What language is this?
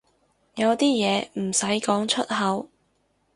Cantonese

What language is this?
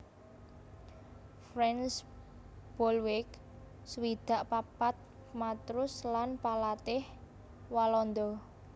Javanese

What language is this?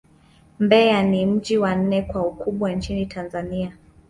Swahili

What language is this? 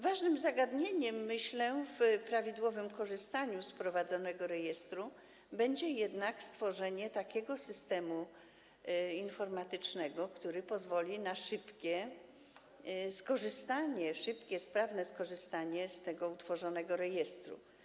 Polish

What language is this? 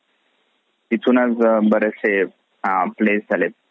Marathi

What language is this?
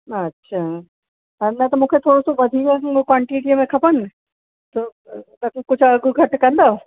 Sindhi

